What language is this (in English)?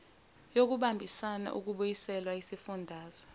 Zulu